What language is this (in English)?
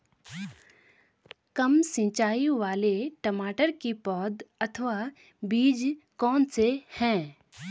Hindi